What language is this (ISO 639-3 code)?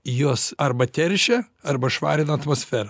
lit